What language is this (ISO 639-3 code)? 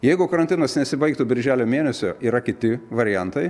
lit